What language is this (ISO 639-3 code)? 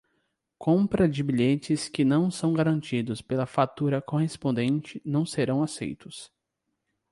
por